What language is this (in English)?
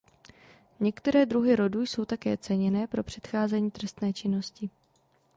Czech